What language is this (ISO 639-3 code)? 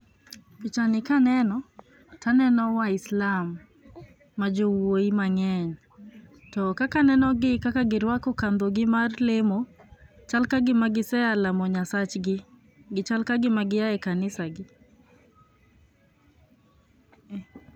luo